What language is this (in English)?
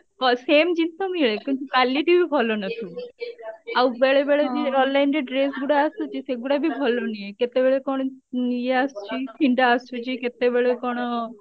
Odia